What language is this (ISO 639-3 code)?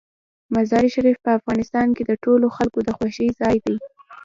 pus